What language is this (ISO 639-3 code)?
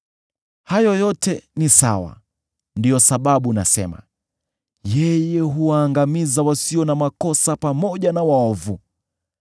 swa